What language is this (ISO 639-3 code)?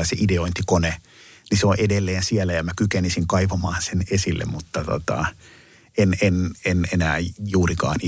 fin